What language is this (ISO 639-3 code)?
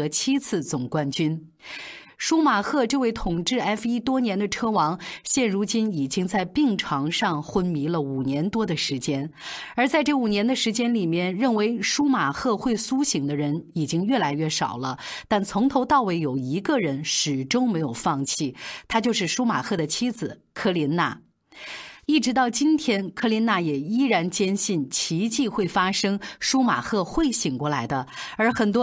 zho